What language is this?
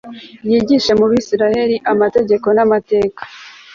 Kinyarwanda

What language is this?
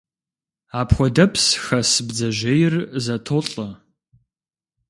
Kabardian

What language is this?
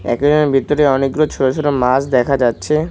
Bangla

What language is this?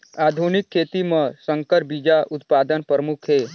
Chhattisgarhi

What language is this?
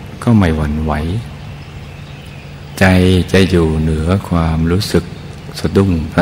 Thai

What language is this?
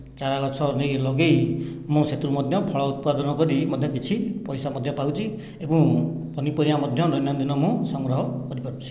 Odia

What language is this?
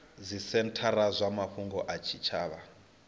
Venda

